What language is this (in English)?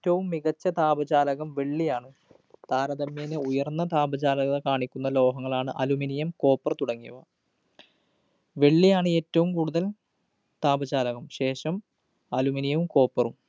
Malayalam